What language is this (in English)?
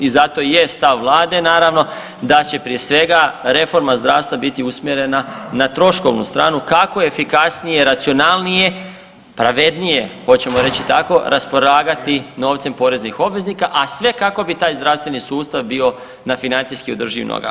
Croatian